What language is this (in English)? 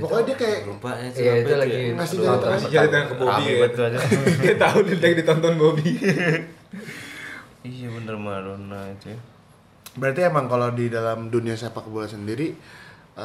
Indonesian